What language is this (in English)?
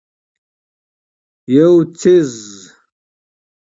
Pashto